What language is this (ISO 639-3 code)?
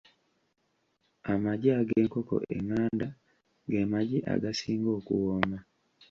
lug